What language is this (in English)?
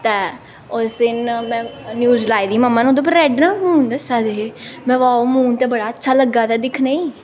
Dogri